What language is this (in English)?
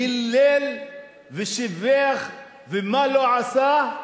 Hebrew